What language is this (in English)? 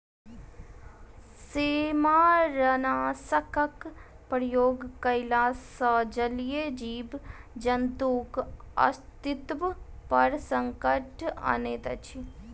Maithili